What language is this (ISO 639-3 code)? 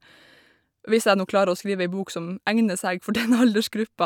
nor